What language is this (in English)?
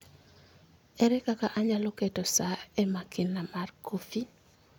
Luo (Kenya and Tanzania)